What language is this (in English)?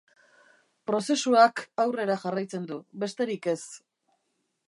Basque